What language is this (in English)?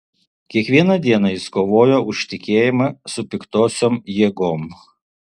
Lithuanian